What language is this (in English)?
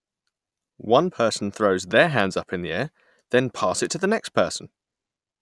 English